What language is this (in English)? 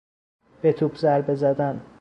Persian